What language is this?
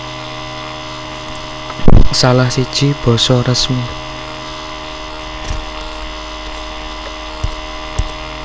Javanese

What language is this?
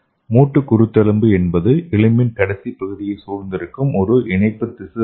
Tamil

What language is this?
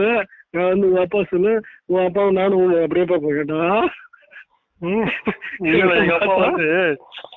Tamil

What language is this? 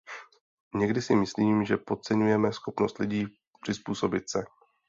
Czech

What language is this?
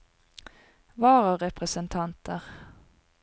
Norwegian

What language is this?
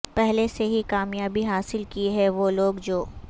Urdu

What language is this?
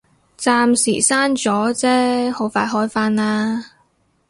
Cantonese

